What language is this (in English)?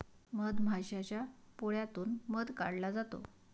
Marathi